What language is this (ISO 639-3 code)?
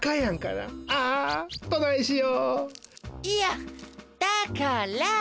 jpn